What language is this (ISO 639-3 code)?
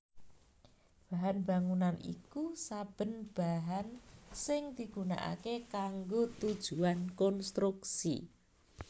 jav